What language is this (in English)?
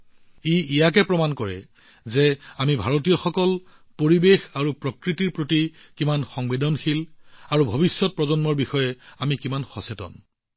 Assamese